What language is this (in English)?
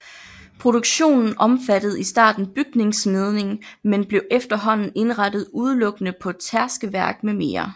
Danish